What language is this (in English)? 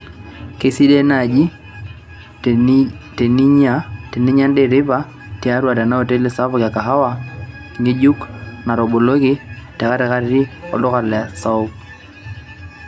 Masai